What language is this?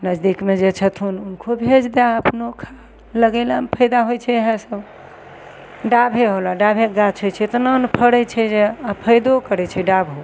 Maithili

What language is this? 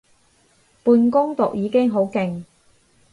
Cantonese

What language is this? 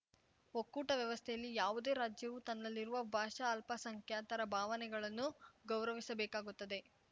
Kannada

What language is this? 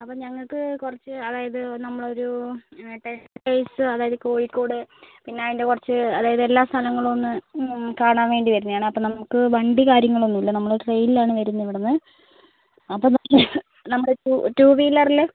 Malayalam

